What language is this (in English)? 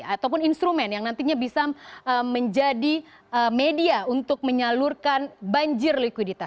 Indonesian